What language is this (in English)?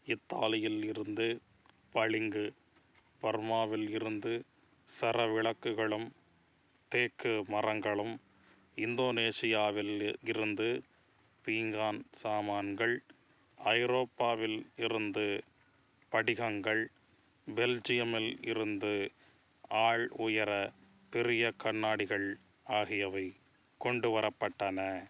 Tamil